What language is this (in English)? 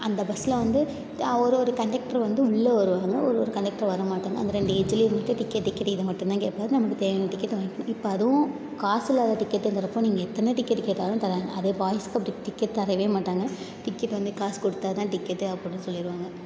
Tamil